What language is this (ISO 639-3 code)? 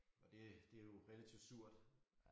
dan